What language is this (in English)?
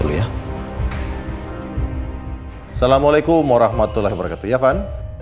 Indonesian